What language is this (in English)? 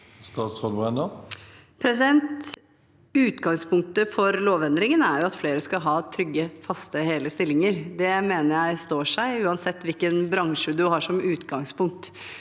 Norwegian